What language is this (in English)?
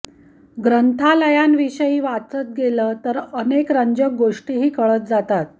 Marathi